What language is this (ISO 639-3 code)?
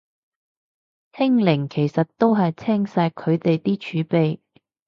yue